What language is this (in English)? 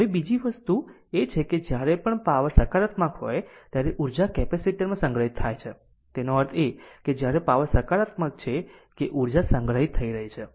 Gujarati